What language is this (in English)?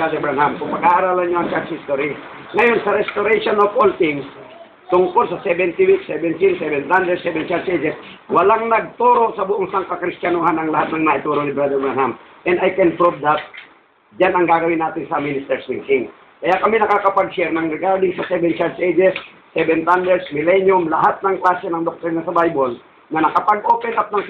Filipino